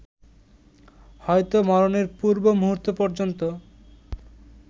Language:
Bangla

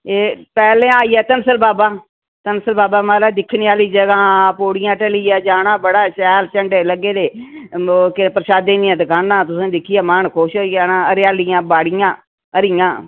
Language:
Dogri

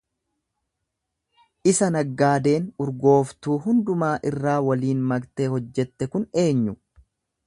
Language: Oromo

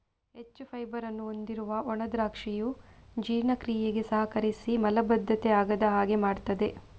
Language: Kannada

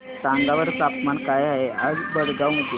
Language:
Marathi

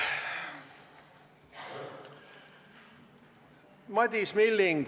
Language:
Estonian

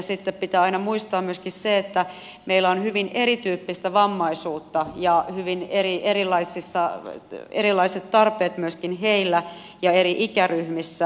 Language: Finnish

